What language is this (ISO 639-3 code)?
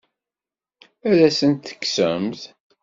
kab